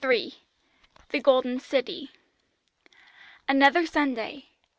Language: English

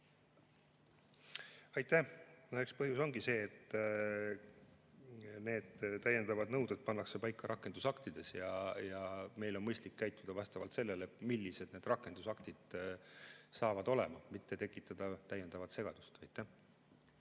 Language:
Estonian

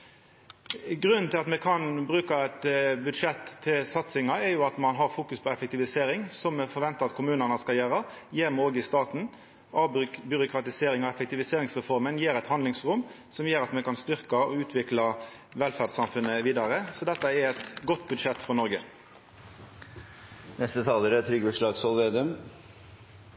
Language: Norwegian Nynorsk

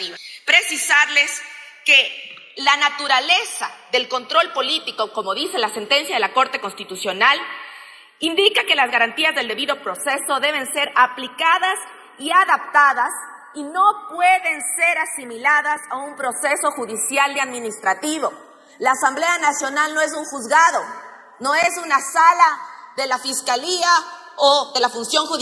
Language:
Spanish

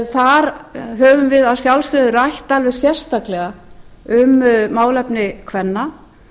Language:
Icelandic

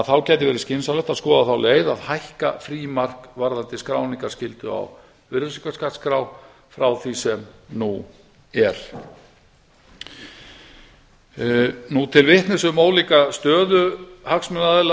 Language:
Icelandic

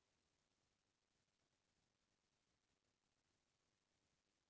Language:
Chhattisgarhi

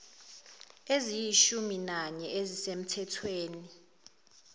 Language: Zulu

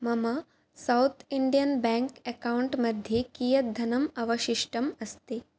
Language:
Sanskrit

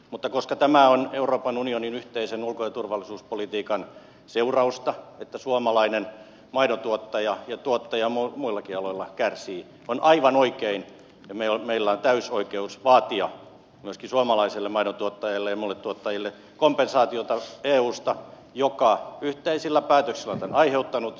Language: Finnish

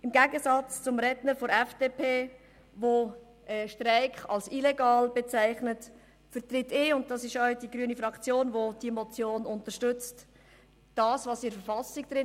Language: Swiss German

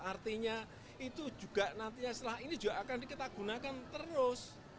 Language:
Indonesian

